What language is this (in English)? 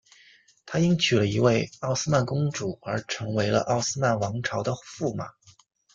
Chinese